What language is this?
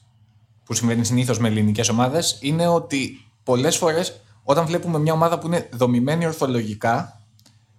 Greek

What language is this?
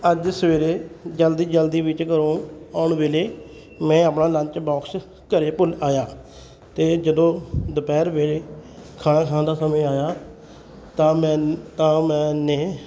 Punjabi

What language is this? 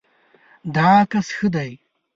Pashto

